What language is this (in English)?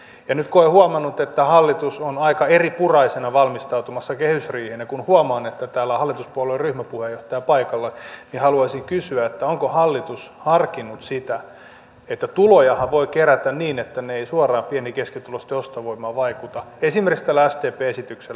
Finnish